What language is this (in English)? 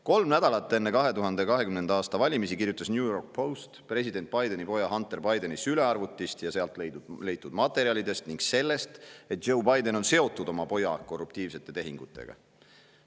Estonian